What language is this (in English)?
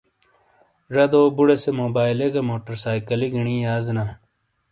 Shina